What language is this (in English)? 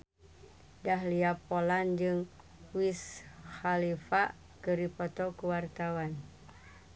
Sundanese